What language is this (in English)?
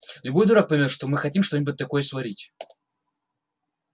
Russian